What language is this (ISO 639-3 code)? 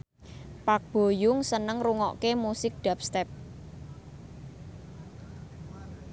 jav